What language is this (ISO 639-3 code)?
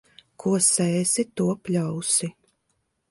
lav